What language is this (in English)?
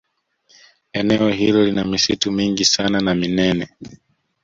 Swahili